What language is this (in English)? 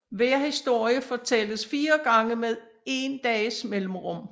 Danish